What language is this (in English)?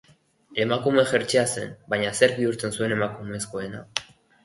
Basque